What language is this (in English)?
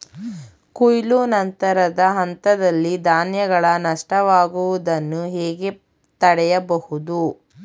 Kannada